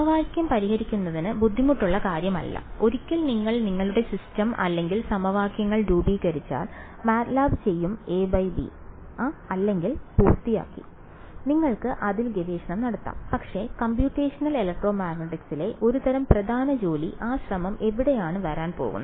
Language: Malayalam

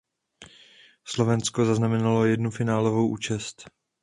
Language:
Czech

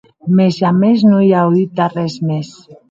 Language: Occitan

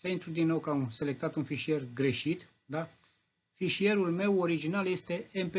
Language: Romanian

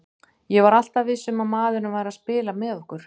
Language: Icelandic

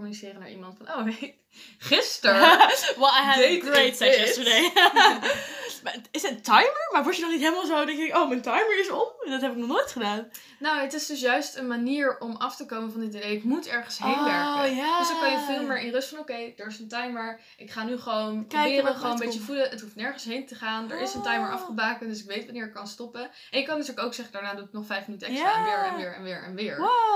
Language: Dutch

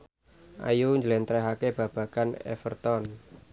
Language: Javanese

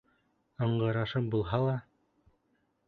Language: Bashkir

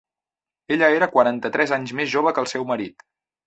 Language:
Catalan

